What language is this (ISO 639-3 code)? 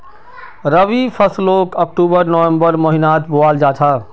mag